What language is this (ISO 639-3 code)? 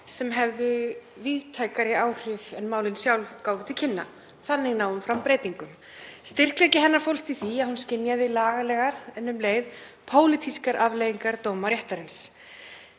isl